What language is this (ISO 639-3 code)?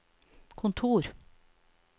nor